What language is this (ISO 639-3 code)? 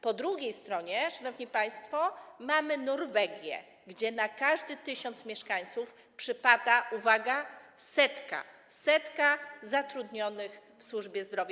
pol